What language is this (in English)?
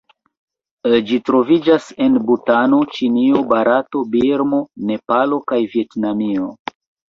Esperanto